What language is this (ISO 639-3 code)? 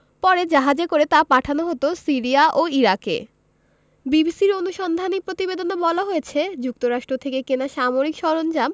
ben